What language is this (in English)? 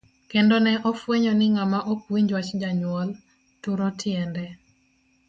Luo (Kenya and Tanzania)